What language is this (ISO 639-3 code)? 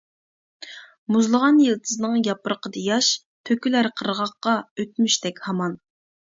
uig